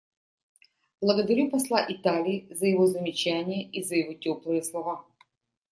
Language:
Russian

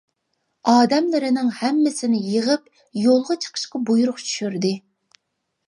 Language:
Uyghur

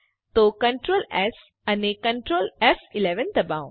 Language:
Gujarati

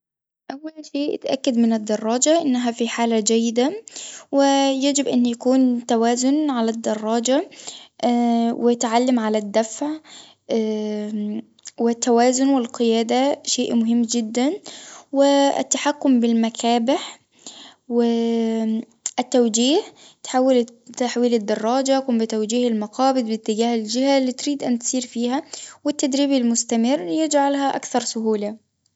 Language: Tunisian Arabic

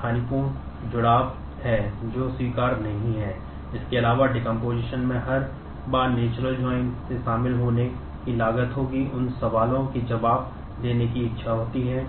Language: Hindi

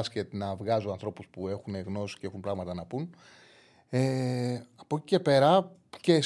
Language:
Greek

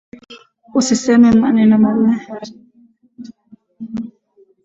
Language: Swahili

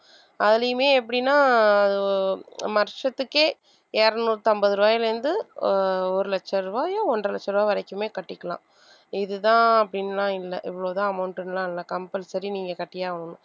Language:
Tamil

